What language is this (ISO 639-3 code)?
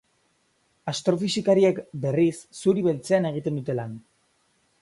eus